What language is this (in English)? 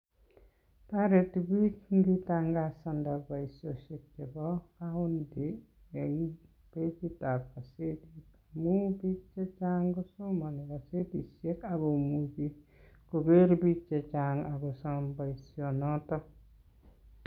Kalenjin